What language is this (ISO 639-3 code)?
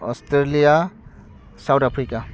brx